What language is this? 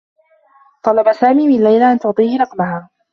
Arabic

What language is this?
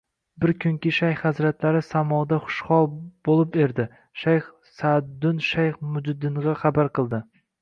Uzbek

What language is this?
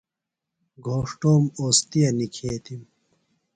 Phalura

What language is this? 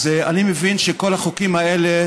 Hebrew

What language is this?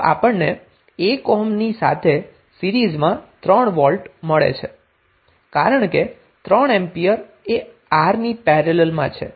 Gujarati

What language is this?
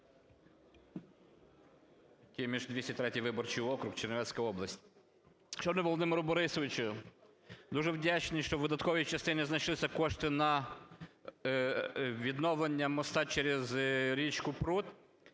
Ukrainian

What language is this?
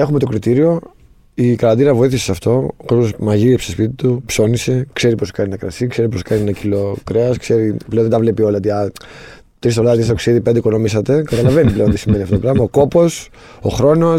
Greek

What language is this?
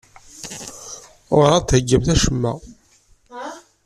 Kabyle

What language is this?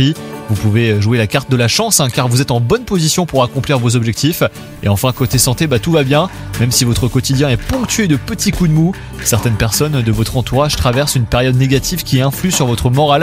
French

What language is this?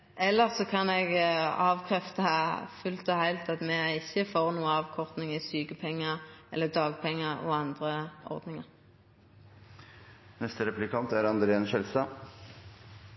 Norwegian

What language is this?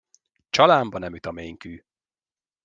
Hungarian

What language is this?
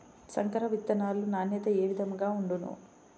Telugu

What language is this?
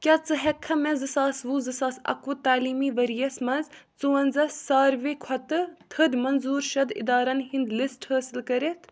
Kashmiri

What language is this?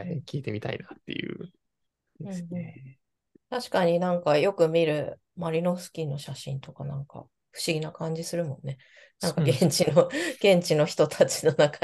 Japanese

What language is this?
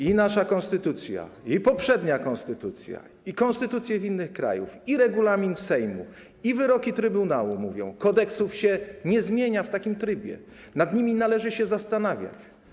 Polish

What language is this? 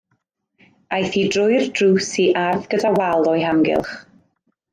Welsh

